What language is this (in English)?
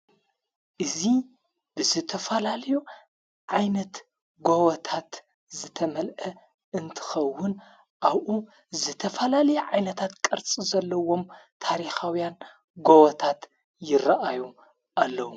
Tigrinya